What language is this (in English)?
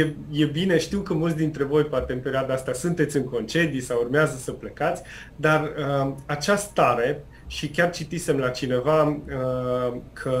Romanian